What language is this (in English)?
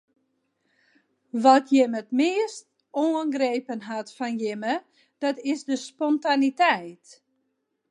Western Frisian